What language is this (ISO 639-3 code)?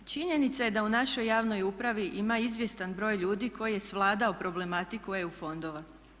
hrv